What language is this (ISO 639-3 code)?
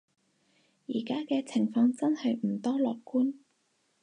yue